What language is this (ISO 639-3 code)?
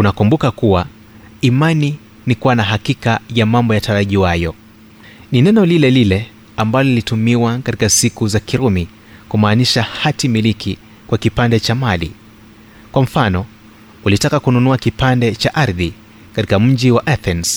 swa